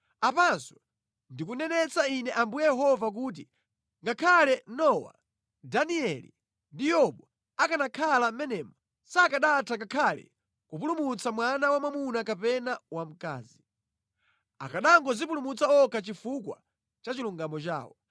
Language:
Nyanja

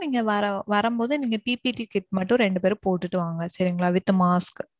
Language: Tamil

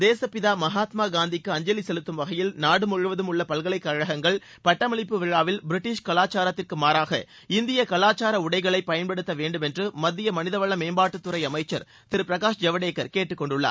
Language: Tamil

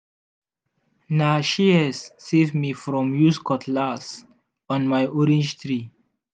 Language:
Nigerian Pidgin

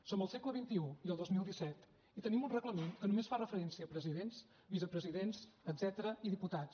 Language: Catalan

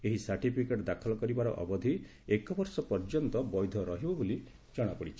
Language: Odia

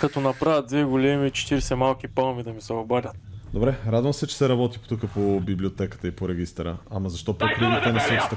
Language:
Bulgarian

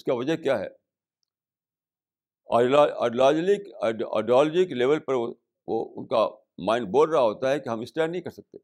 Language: Urdu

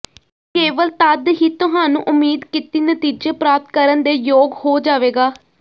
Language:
Punjabi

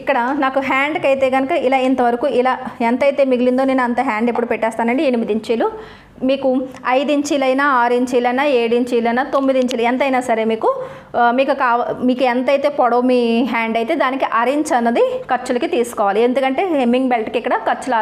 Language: Telugu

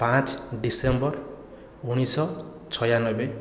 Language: Odia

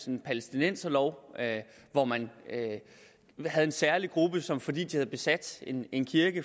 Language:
Danish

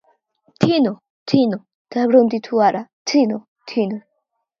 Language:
Georgian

